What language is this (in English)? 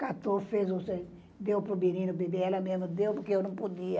Portuguese